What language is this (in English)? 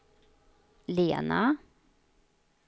Swedish